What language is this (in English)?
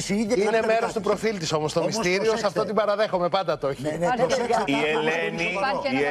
Greek